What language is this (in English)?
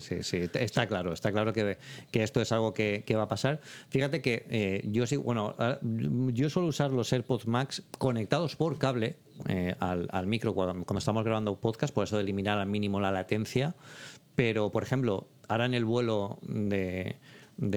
Spanish